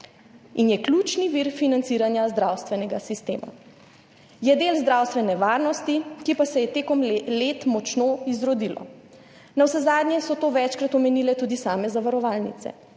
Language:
Slovenian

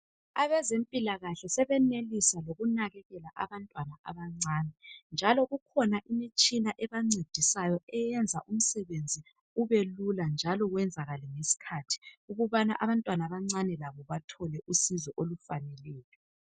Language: North Ndebele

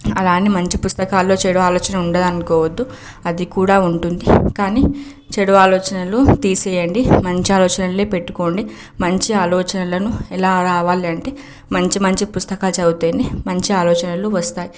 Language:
Telugu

